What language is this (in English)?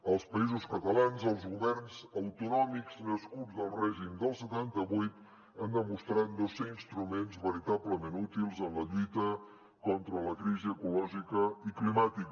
Catalan